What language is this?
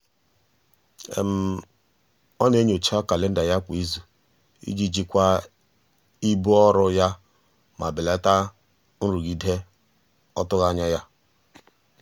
Igbo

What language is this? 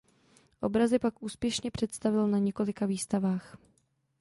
Czech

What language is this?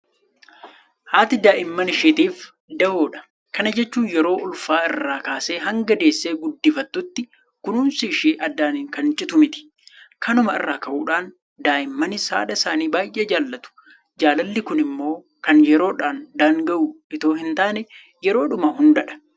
Oromo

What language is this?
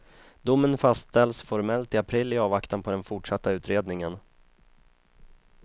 Swedish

